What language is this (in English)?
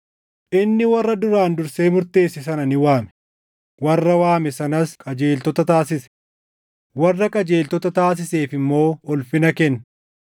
Oromo